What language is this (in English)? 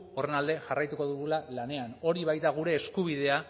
Basque